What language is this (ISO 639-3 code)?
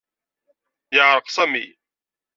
kab